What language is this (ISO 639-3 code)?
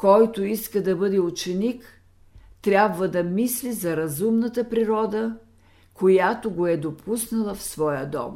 bul